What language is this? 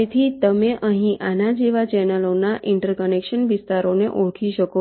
Gujarati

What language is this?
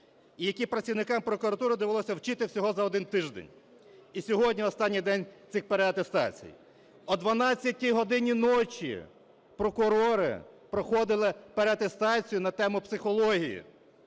Ukrainian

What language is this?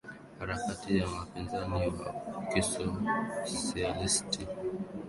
Swahili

